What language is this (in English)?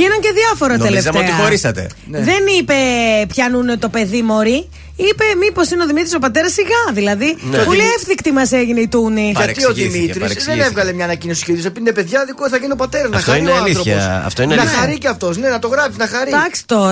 Greek